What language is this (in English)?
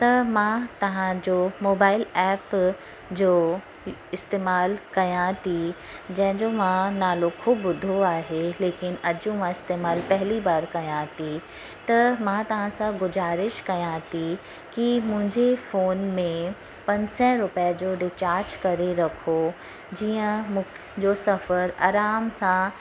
Sindhi